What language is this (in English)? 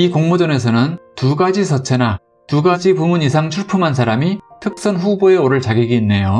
Korean